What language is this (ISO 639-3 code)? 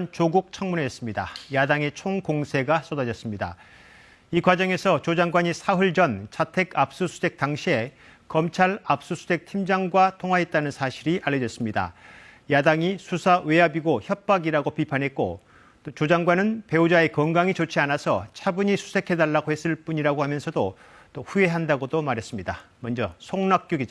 kor